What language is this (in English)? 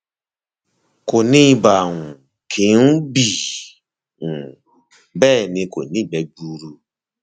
Yoruba